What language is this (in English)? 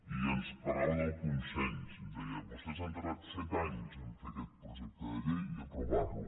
Catalan